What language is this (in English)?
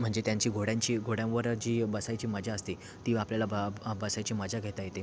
Marathi